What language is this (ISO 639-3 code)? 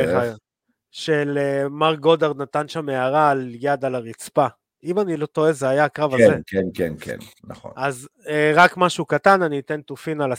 heb